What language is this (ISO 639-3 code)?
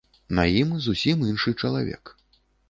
bel